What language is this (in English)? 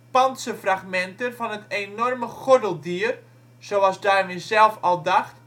Dutch